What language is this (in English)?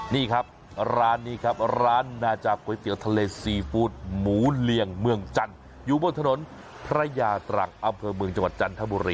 Thai